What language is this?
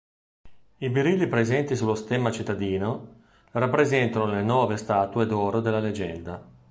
Italian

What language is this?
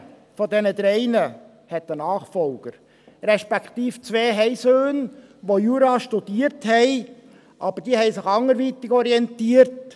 Swiss German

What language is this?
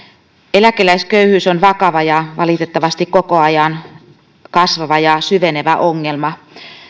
Finnish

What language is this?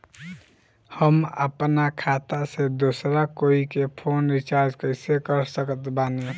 Bhojpuri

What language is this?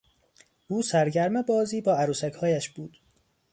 Persian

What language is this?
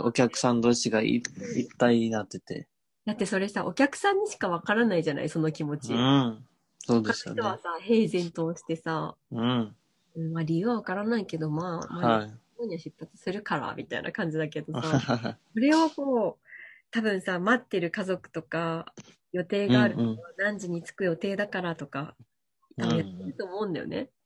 Japanese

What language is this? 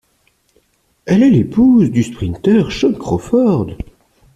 French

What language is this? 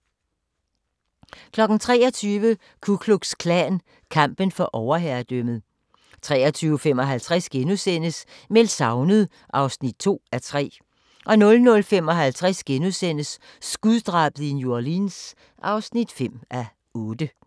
Danish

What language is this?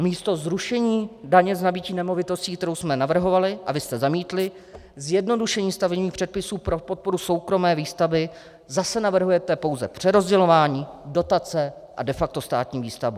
Czech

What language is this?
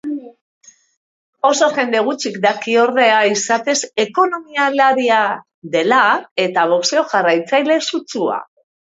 Basque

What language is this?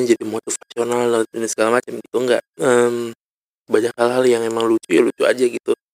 Indonesian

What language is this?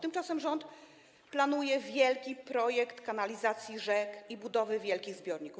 Polish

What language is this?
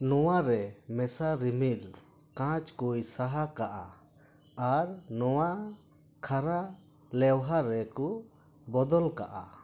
Santali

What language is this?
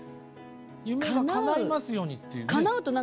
Japanese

